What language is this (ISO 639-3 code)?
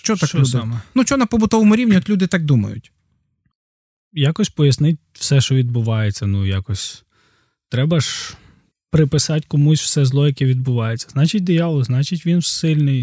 ukr